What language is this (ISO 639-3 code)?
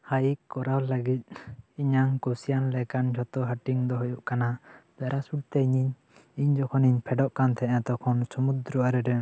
sat